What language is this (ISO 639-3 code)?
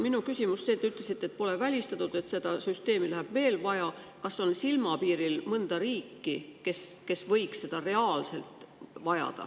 est